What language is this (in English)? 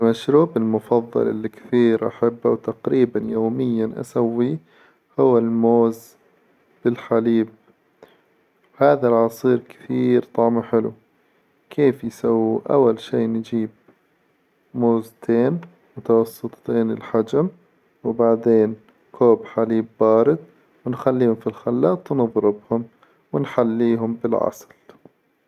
Hijazi Arabic